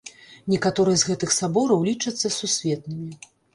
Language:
Belarusian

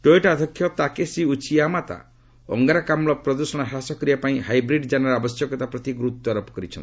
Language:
Odia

